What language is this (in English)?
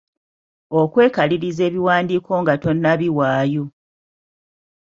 Ganda